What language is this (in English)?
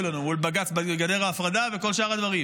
Hebrew